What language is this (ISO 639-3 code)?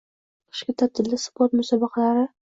uzb